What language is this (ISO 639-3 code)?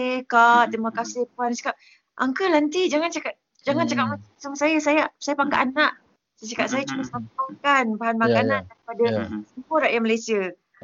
msa